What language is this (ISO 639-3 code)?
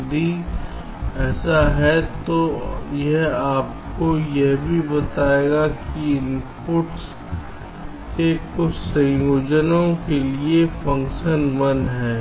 hin